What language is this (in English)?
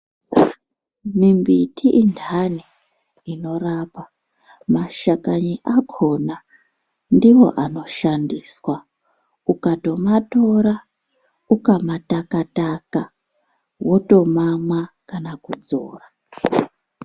Ndau